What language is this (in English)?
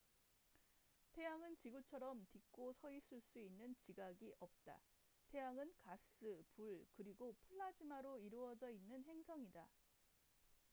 Korean